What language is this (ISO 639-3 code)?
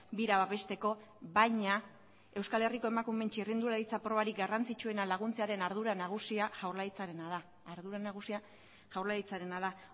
eus